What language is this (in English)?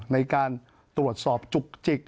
Thai